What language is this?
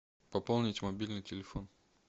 Russian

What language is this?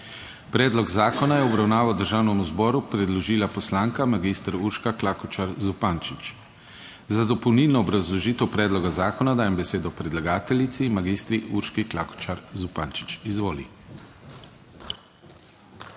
Slovenian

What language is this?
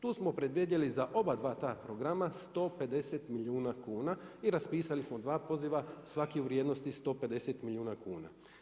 Croatian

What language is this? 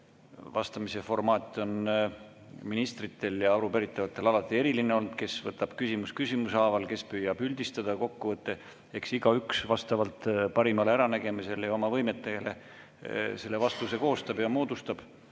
Estonian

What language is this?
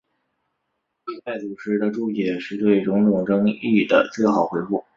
Chinese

